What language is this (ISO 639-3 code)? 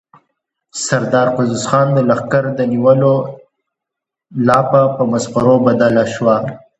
pus